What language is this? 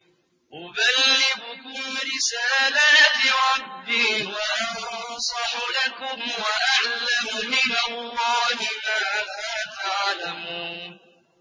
Arabic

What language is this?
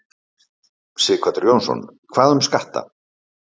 Icelandic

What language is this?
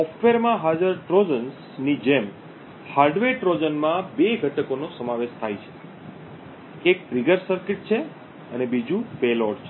Gujarati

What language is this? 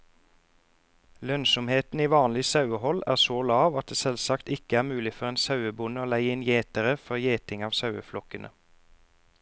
Norwegian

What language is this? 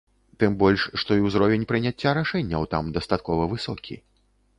Belarusian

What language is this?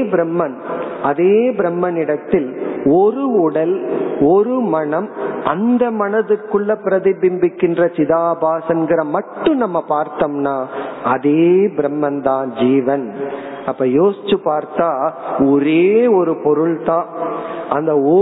Tamil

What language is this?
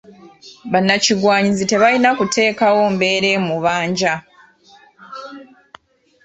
Ganda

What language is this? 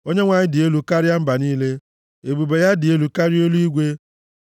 Igbo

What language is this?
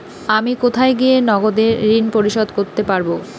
Bangla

